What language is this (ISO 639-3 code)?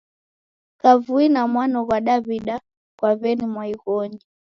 dav